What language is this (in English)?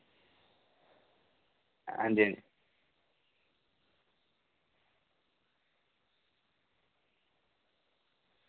Dogri